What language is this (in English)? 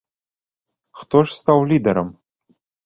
Belarusian